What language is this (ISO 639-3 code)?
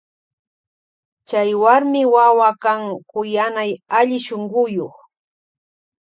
qvj